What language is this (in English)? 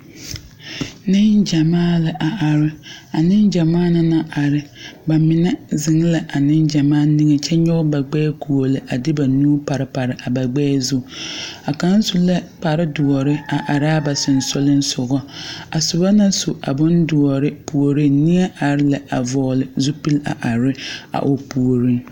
Southern Dagaare